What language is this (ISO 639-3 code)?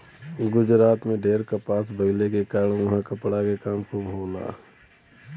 bho